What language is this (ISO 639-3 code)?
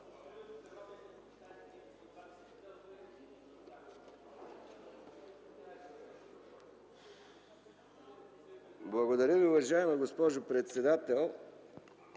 bul